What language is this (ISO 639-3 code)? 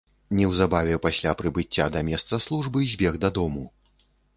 bel